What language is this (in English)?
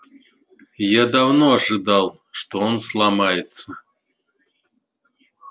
Russian